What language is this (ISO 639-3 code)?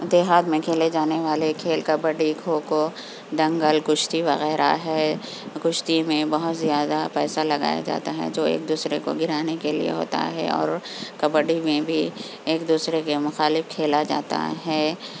urd